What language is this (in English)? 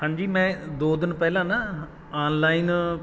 Punjabi